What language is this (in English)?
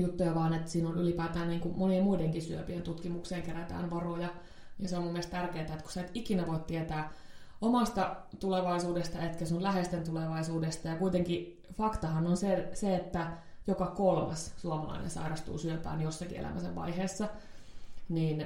Finnish